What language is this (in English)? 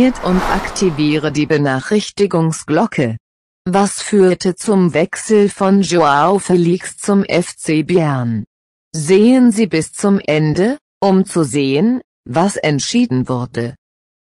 German